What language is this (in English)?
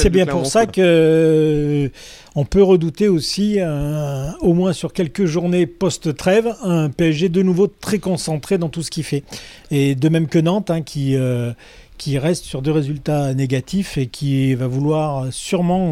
French